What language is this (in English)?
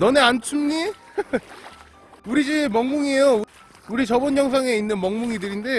Korean